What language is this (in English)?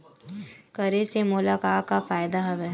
Chhattisgarhi